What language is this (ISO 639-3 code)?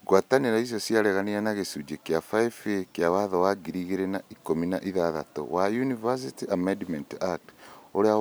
kik